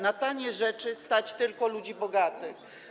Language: Polish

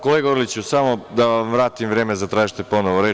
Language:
Serbian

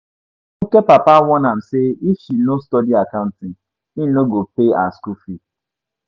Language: Nigerian Pidgin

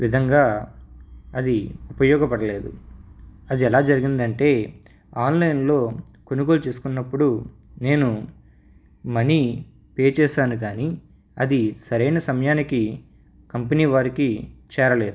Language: Telugu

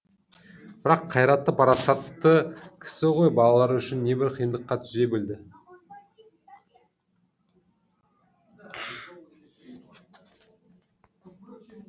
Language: Kazakh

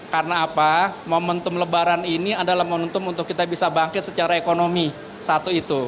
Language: Indonesian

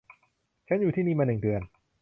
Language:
Thai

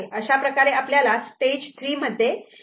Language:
Marathi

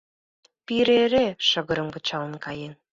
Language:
Mari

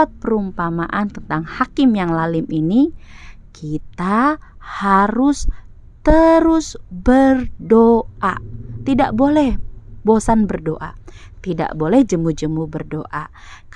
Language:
Indonesian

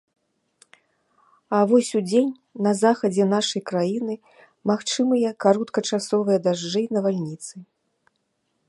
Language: Belarusian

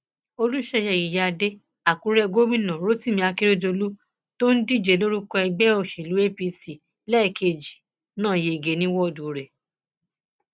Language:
Yoruba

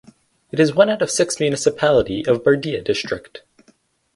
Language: English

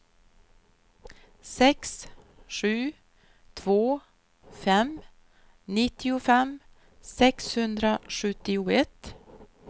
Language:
Swedish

